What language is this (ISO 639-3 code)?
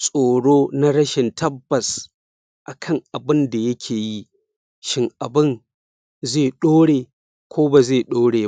hau